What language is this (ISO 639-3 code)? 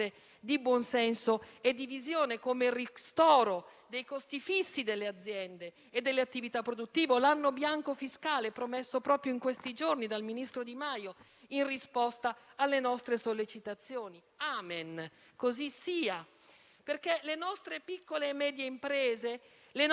ita